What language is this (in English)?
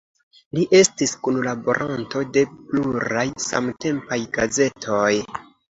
Esperanto